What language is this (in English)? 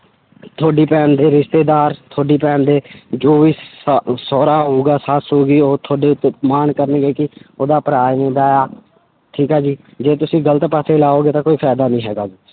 Punjabi